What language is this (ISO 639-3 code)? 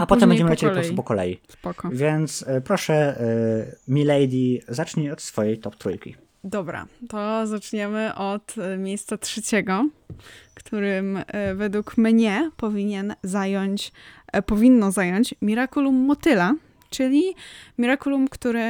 pol